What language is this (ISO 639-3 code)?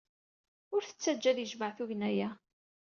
kab